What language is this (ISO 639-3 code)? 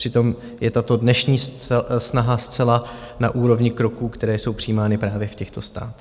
ces